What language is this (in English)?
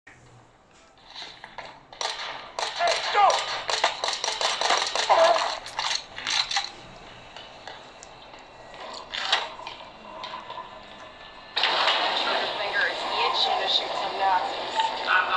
English